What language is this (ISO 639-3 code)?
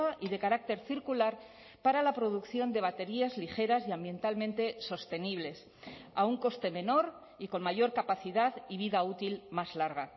spa